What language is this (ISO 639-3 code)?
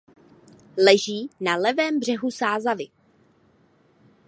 ces